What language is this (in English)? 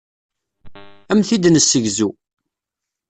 Kabyle